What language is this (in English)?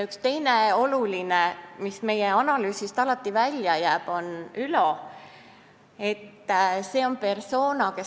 Estonian